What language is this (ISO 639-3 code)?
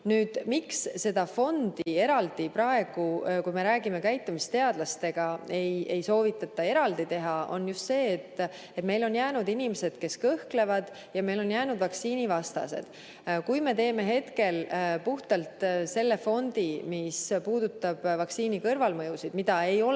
est